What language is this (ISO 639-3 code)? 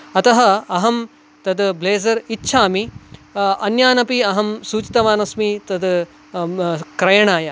san